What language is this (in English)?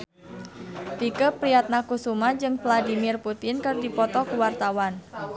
Sundanese